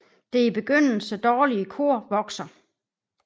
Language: Danish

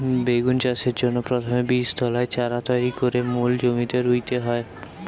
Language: Bangla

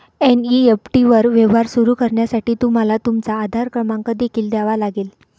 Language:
Marathi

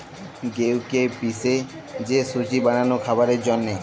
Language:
Bangla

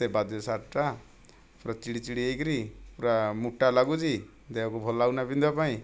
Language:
Odia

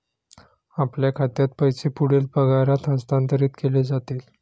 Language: Marathi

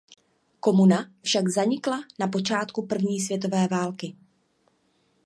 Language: Czech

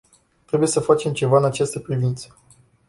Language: Romanian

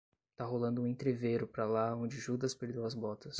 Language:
Portuguese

